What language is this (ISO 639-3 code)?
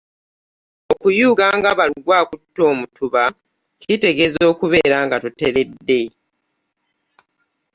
lug